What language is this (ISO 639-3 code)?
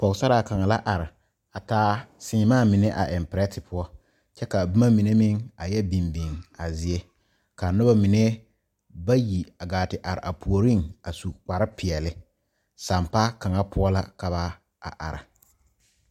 dga